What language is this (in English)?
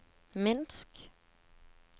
Norwegian